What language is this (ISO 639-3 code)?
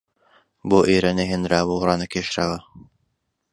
ckb